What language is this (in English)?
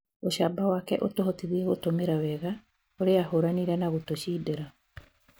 Kikuyu